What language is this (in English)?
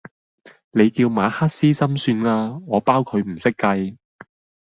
Cantonese